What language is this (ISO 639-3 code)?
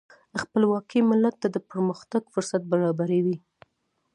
pus